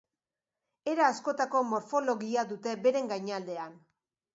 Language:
Basque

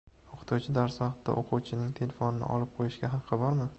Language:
Uzbek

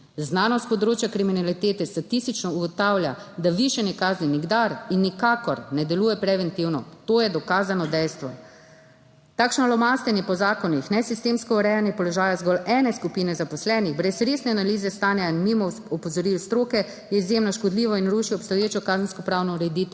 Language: Slovenian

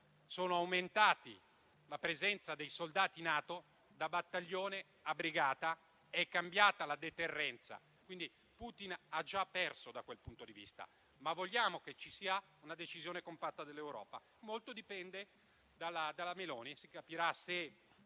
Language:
Italian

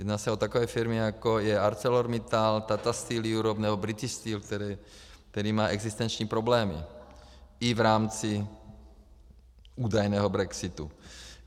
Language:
Czech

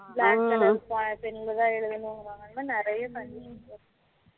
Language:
Tamil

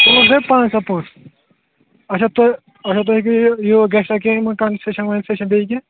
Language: Kashmiri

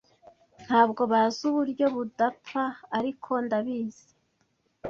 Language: Kinyarwanda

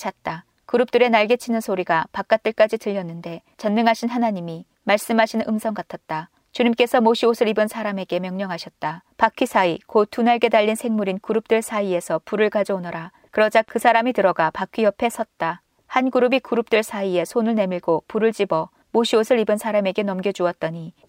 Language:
Korean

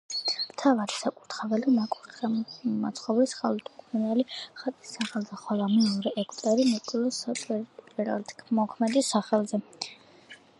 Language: Georgian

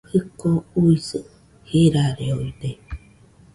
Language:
Nüpode Huitoto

